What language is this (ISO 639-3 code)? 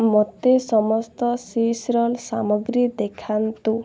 ori